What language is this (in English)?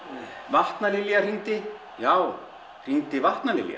Icelandic